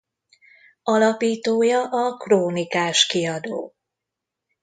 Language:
Hungarian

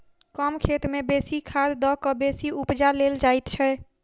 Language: Maithili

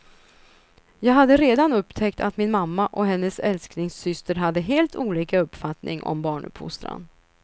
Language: Swedish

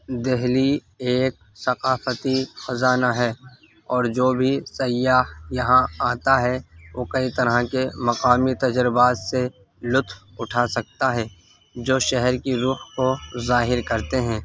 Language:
Urdu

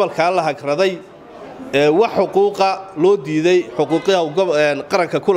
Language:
Arabic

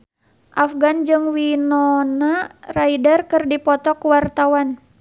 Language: Sundanese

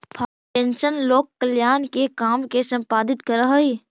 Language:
Magahi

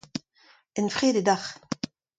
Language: Breton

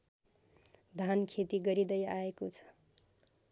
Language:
Nepali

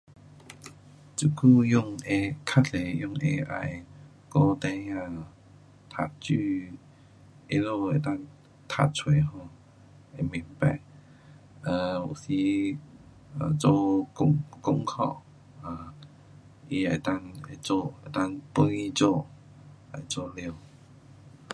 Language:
Pu-Xian Chinese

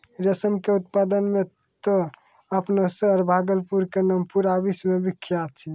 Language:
Maithili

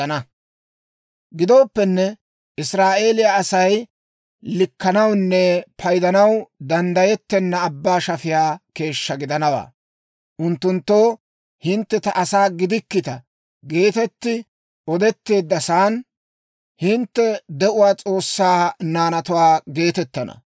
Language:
Dawro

